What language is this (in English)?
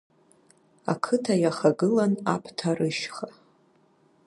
Abkhazian